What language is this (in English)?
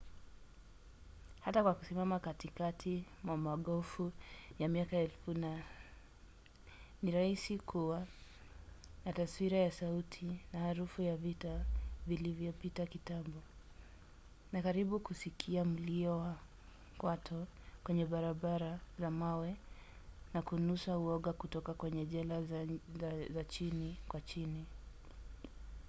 Swahili